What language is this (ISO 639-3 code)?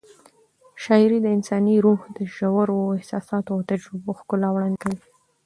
pus